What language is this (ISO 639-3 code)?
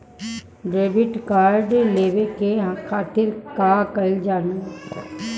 bho